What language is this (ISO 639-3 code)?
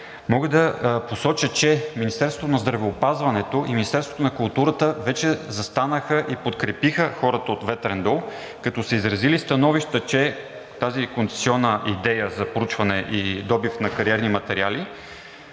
bul